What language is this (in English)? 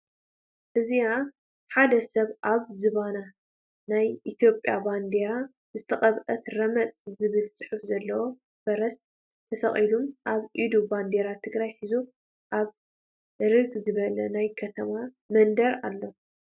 Tigrinya